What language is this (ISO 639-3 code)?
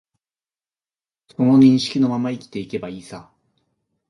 jpn